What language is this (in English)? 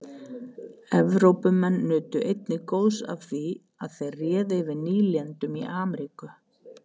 Icelandic